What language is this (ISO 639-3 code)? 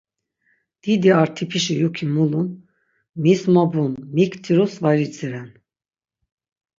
lzz